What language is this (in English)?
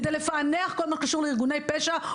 Hebrew